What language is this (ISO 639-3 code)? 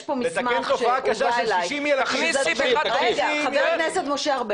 heb